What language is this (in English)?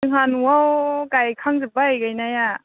Bodo